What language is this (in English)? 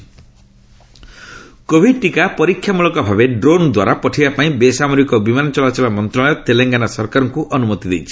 Odia